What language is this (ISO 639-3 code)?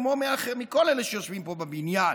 heb